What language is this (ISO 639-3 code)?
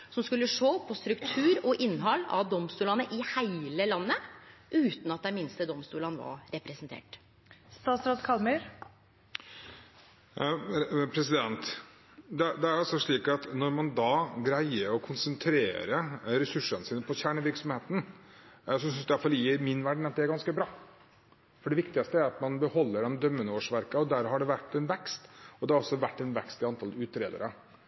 nor